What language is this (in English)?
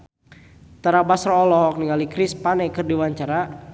Sundanese